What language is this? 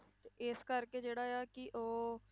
Punjabi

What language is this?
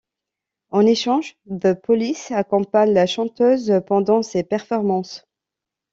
French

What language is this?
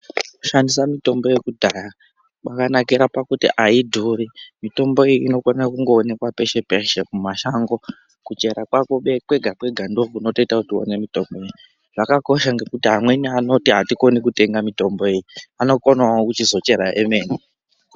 Ndau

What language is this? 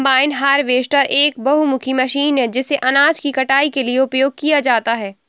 Hindi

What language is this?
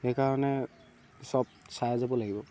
Assamese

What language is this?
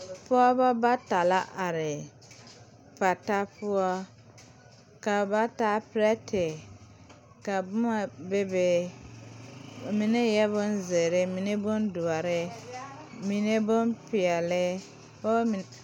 Southern Dagaare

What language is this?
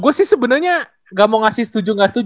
Indonesian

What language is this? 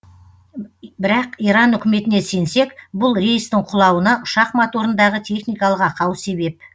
Kazakh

